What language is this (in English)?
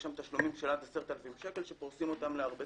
Hebrew